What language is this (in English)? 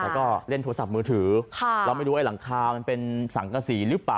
Thai